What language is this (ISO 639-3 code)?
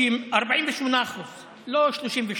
heb